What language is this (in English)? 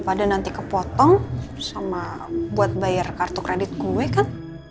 Indonesian